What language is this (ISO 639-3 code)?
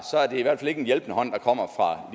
dan